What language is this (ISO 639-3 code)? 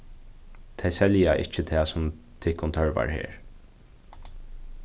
fao